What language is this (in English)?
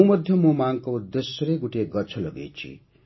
Odia